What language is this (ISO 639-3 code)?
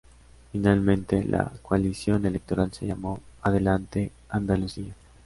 spa